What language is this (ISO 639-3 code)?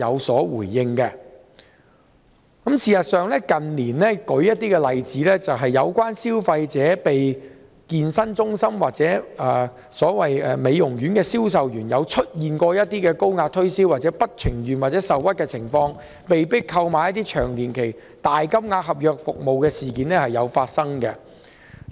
yue